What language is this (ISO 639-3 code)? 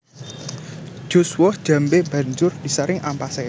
jav